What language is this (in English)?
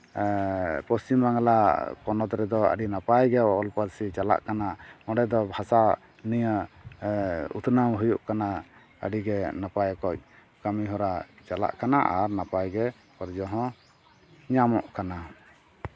Santali